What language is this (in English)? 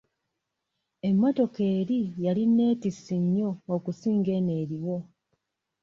Ganda